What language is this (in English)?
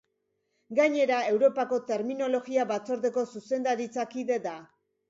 Basque